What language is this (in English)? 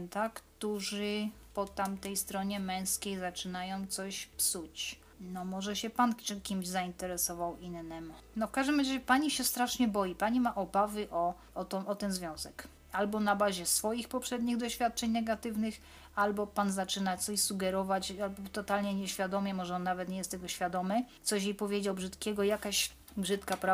Polish